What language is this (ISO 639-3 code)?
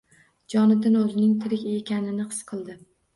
uzb